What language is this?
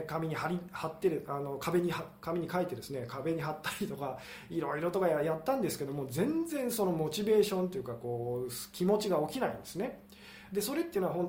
Japanese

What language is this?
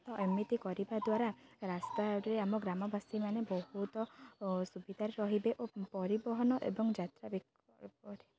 Odia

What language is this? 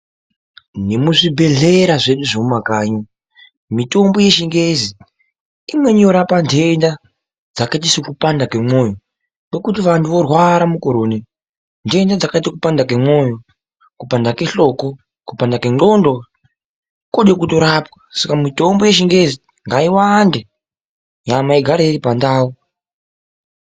Ndau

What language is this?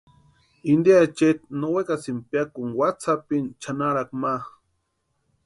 Western Highland Purepecha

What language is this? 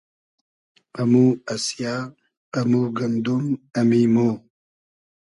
Hazaragi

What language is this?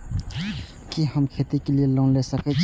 Maithili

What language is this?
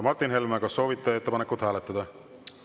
Estonian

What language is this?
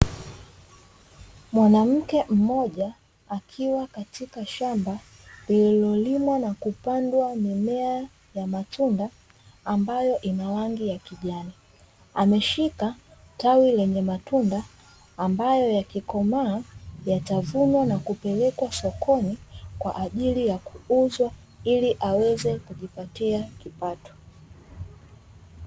Swahili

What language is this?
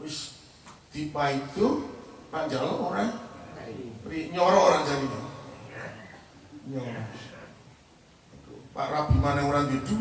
Indonesian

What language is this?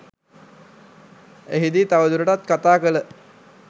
Sinhala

